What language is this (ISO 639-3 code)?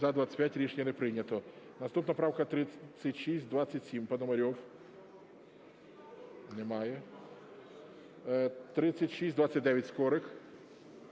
ukr